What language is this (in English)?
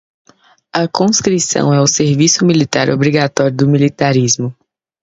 Portuguese